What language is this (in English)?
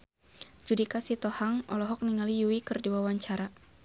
Sundanese